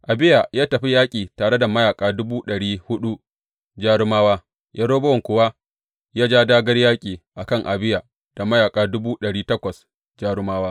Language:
Hausa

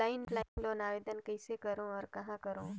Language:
Chhattisgarhi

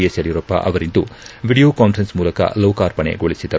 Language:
Kannada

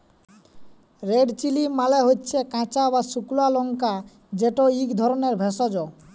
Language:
Bangla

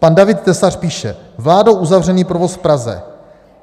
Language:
Czech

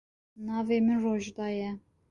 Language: Kurdish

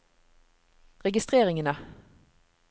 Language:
Norwegian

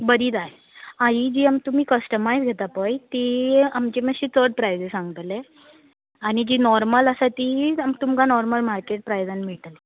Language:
Konkani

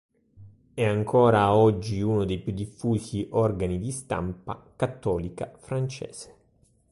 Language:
Italian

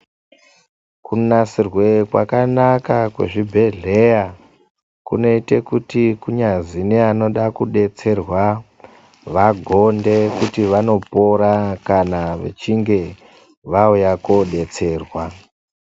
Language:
Ndau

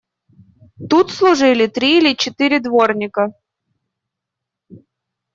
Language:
Russian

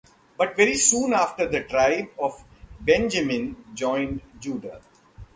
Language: English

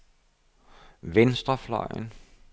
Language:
Danish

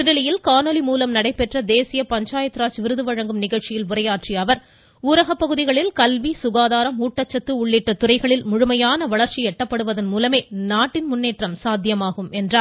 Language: Tamil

